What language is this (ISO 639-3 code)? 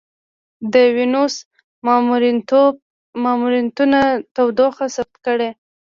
pus